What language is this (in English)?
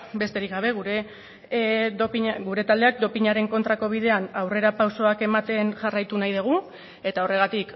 Basque